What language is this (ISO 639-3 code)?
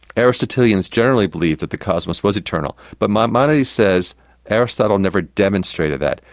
eng